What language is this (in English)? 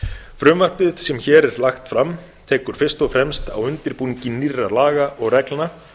Icelandic